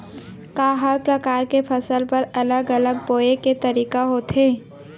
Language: Chhattisgarhi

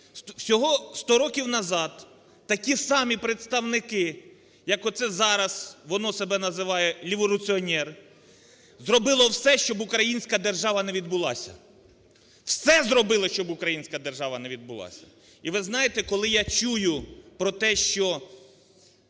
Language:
Ukrainian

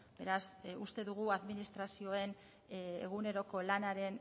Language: Basque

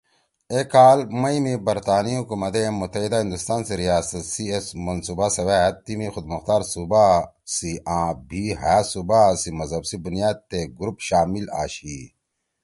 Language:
Torwali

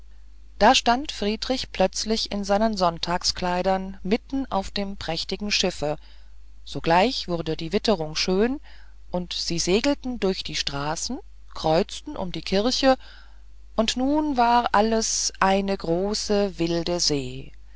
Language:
German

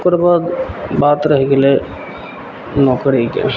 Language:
Maithili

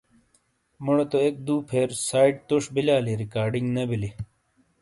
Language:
Shina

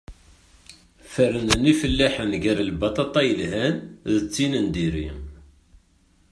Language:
Kabyle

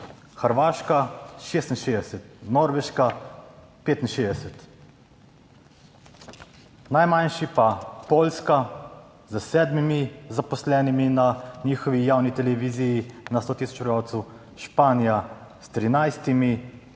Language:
Slovenian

